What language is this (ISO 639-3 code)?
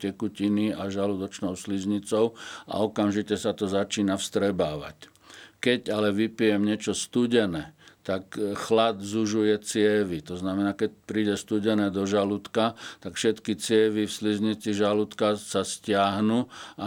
slk